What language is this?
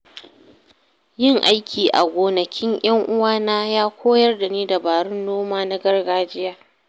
Hausa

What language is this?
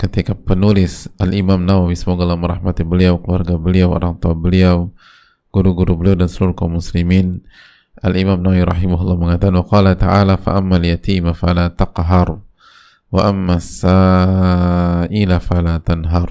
Indonesian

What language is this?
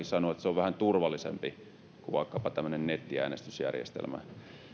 Finnish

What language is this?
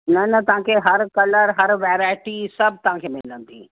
Sindhi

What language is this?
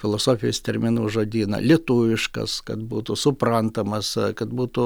Lithuanian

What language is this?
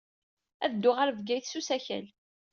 Kabyle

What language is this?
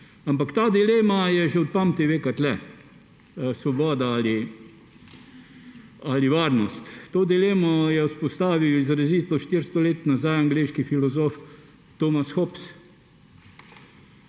Slovenian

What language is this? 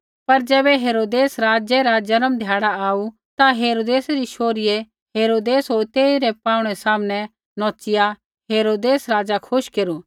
Kullu Pahari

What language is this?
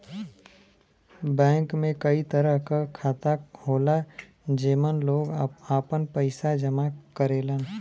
Bhojpuri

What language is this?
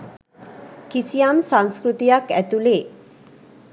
Sinhala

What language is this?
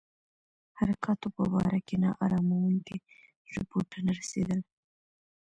Pashto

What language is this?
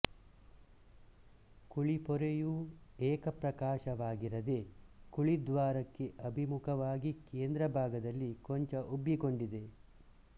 Kannada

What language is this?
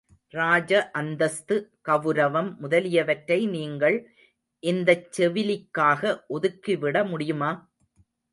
Tamil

